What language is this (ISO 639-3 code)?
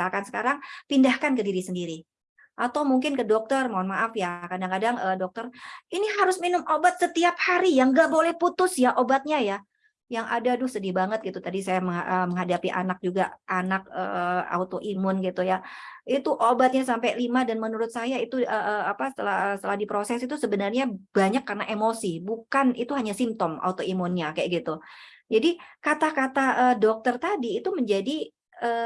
ind